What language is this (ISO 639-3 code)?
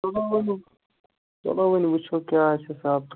kas